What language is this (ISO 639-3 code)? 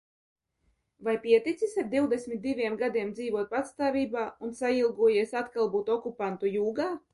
lav